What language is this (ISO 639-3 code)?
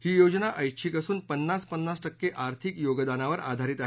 mar